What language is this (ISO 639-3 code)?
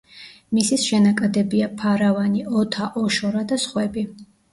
kat